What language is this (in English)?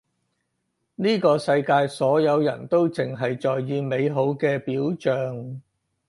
Cantonese